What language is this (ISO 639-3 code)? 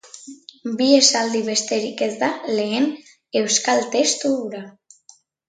eus